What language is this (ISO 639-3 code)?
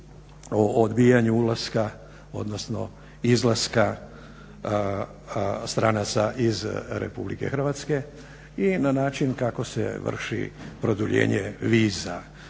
hrv